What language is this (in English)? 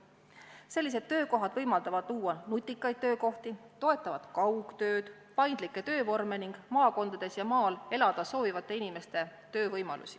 Estonian